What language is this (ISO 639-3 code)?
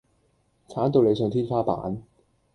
yue